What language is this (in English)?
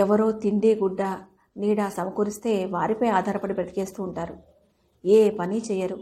Telugu